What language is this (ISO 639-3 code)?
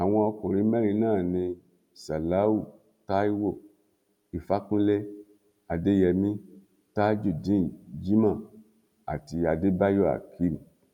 yor